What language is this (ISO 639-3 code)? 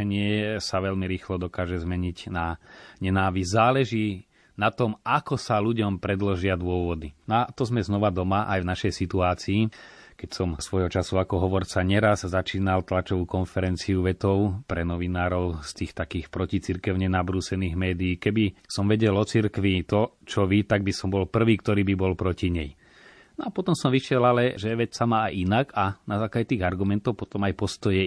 slk